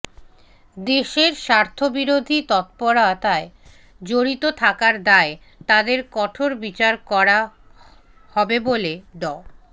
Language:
Bangla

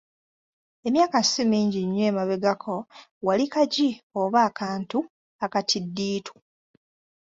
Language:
Ganda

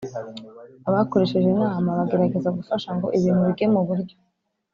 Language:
Kinyarwanda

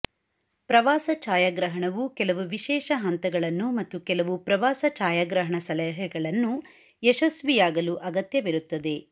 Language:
Kannada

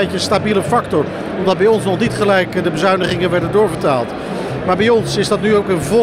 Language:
Dutch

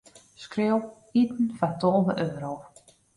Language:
Western Frisian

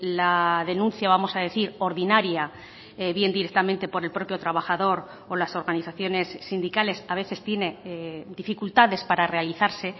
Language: Spanish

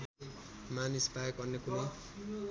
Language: Nepali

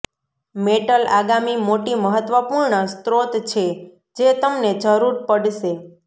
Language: Gujarati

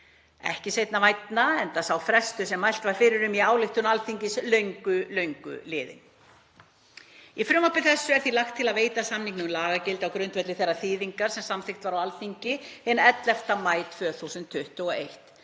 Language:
Icelandic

